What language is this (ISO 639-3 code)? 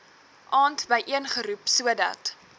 afr